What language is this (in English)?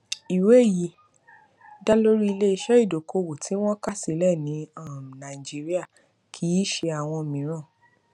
Yoruba